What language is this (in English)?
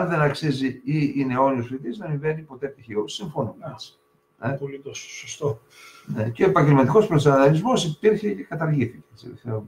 Greek